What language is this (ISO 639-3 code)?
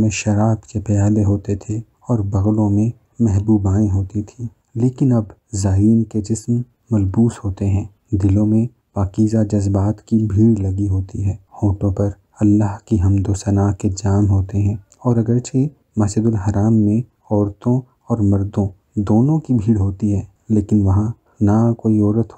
hin